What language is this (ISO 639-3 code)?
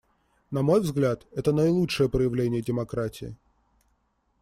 rus